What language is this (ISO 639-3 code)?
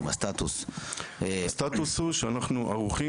heb